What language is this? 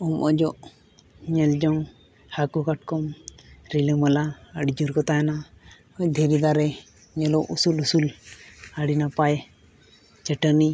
Santali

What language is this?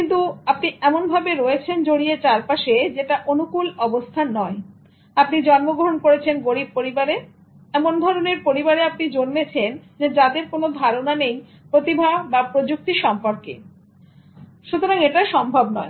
Bangla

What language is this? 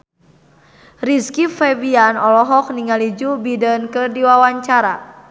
Sundanese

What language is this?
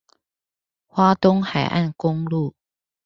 Chinese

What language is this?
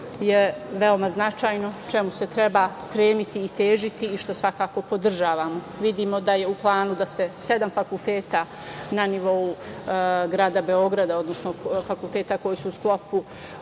Serbian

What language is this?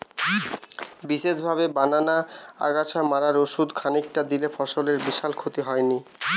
Bangla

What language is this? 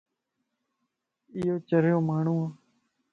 Lasi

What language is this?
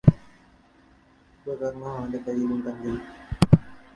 Malayalam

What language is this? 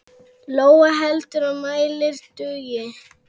Icelandic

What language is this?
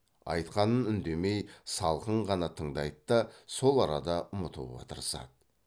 Kazakh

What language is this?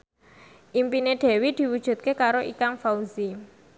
Javanese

